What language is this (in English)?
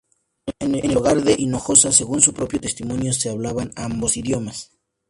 Spanish